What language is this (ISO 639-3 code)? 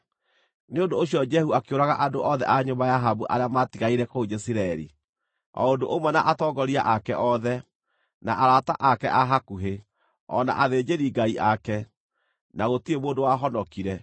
kik